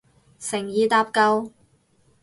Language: Cantonese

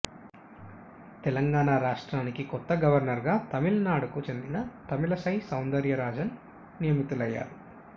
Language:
Telugu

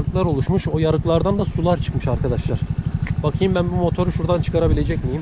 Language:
Turkish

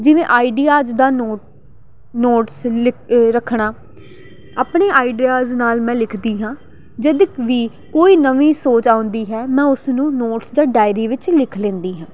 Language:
Punjabi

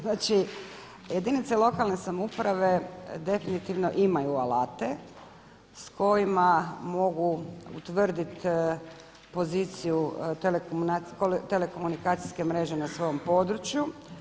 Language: Croatian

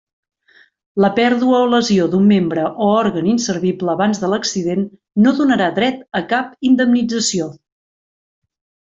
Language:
Catalan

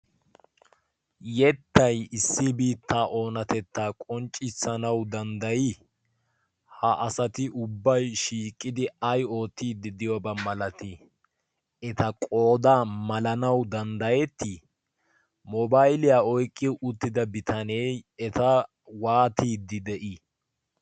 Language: Wolaytta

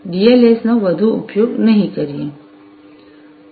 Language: Gujarati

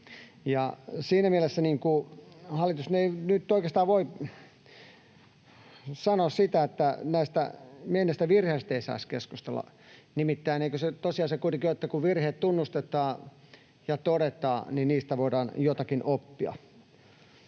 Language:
Finnish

